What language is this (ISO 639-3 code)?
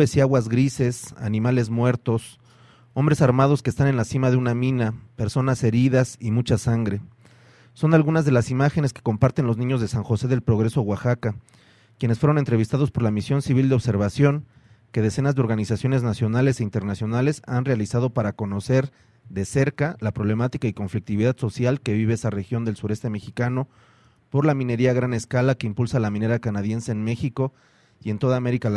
spa